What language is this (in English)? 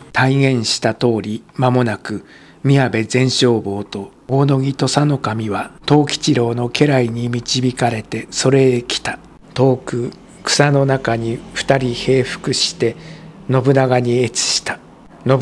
Japanese